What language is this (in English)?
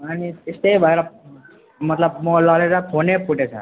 Nepali